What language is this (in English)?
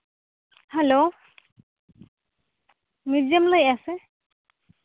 Santali